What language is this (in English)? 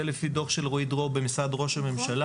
Hebrew